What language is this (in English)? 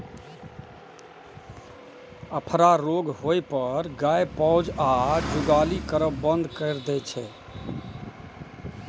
Maithili